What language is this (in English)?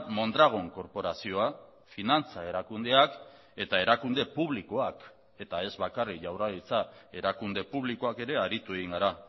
Basque